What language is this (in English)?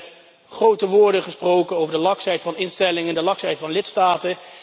Dutch